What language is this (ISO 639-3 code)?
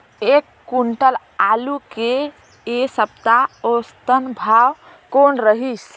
hne